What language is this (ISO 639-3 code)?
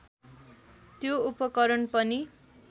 nep